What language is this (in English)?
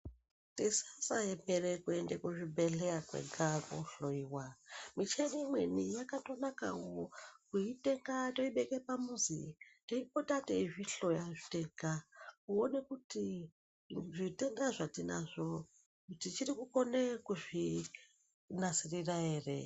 Ndau